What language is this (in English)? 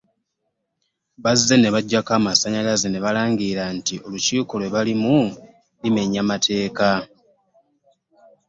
Ganda